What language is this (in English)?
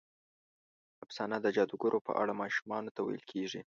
Pashto